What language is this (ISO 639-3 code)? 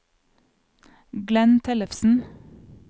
nor